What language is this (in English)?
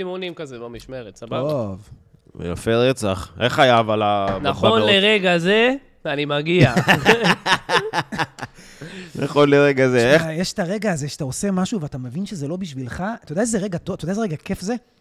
Hebrew